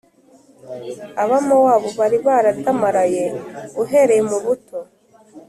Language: Kinyarwanda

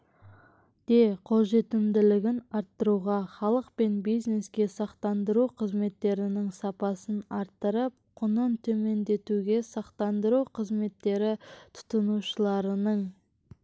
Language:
Kazakh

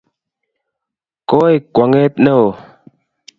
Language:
Kalenjin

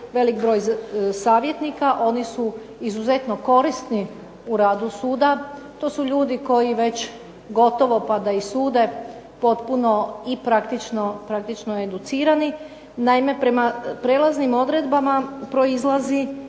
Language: Croatian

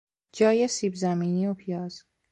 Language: Persian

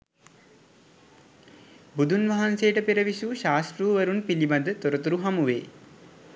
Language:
Sinhala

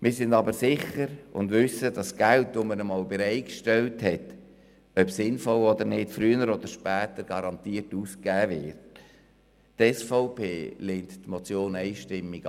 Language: Swiss German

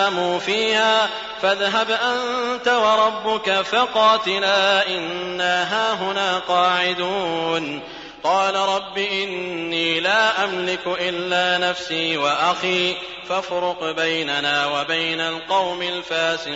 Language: Arabic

